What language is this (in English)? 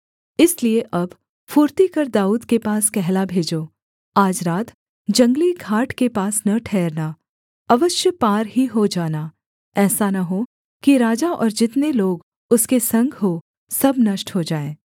Hindi